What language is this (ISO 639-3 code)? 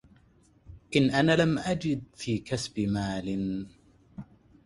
ara